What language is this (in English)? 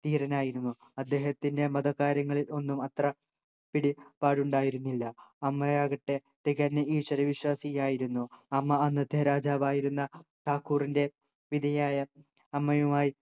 Malayalam